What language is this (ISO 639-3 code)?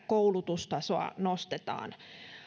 fin